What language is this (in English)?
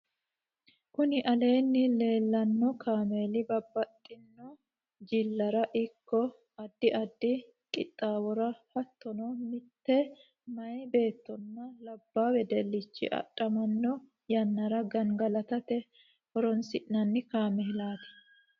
Sidamo